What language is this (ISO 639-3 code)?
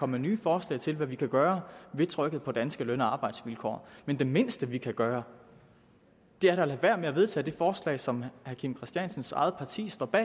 dan